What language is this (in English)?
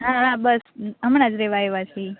Gujarati